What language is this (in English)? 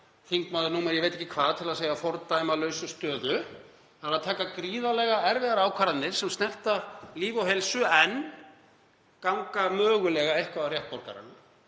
Icelandic